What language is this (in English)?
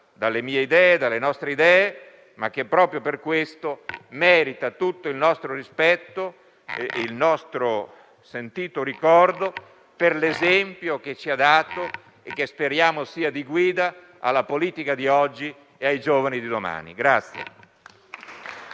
Italian